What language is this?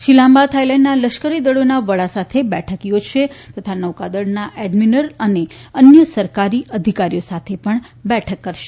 Gujarati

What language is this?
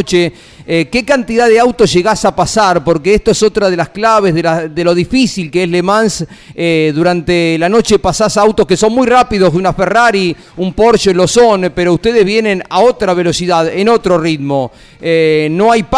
Spanish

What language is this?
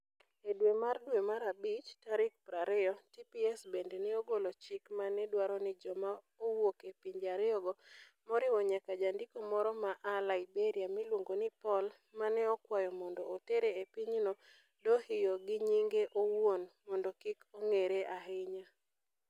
Luo (Kenya and Tanzania)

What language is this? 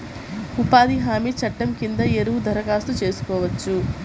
Telugu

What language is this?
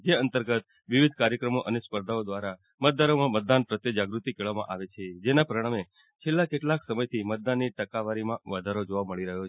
Gujarati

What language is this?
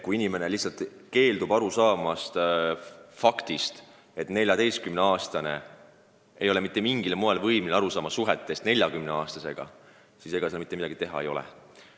Estonian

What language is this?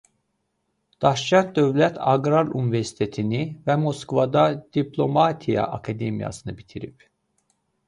Azerbaijani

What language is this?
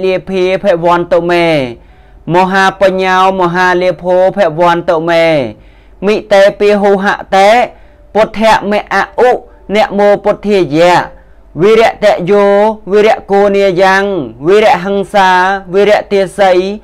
Thai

